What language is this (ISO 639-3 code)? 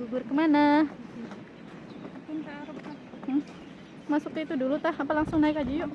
ind